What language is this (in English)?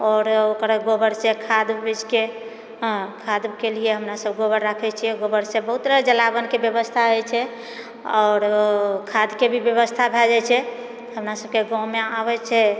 Maithili